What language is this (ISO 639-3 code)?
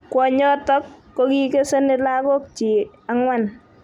kln